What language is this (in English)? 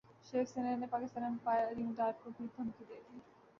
Urdu